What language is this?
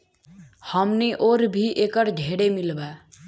Bhojpuri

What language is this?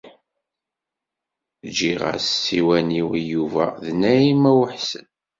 Kabyle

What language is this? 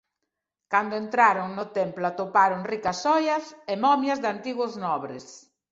Galician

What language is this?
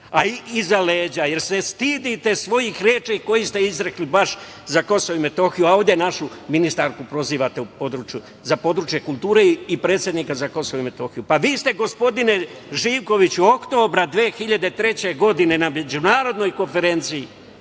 Serbian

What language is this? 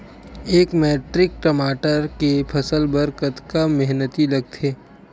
Chhattisgarhi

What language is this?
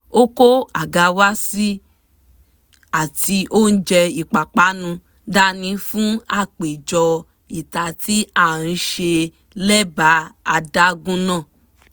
Yoruba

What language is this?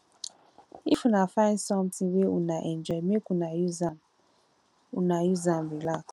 Nigerian Pidgin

